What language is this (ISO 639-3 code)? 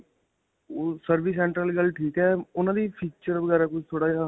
pan